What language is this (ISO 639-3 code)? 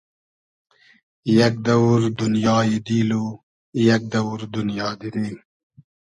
haz